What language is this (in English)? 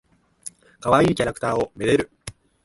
Japanese